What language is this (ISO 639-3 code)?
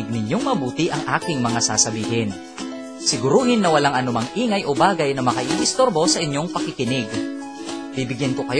fil